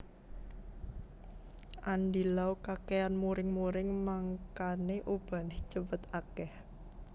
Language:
Javanese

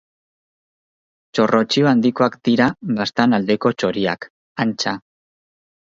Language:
Basque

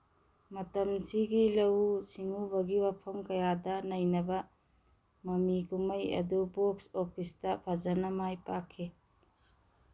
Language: Manipuri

